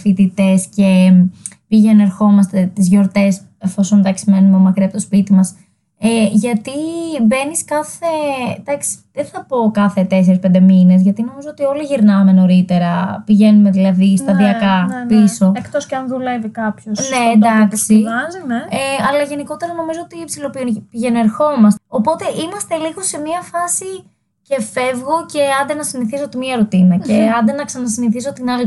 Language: Greek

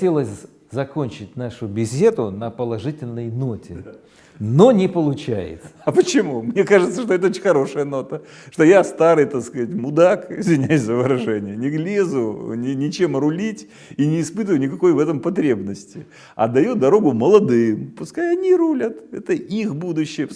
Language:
Russian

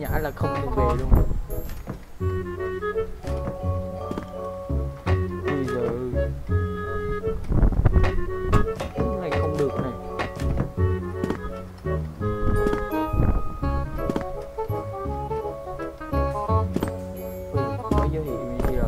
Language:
Vietnamese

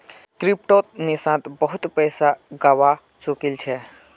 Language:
Magahi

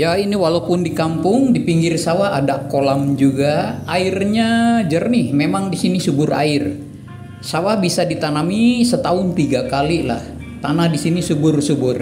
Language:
Indonesian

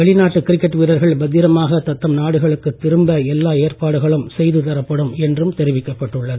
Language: Tamil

